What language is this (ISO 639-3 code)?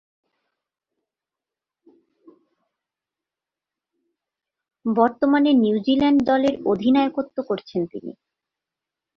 ben